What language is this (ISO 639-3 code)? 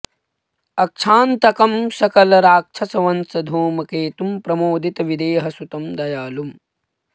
san